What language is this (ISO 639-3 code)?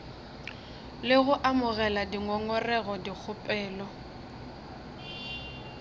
nso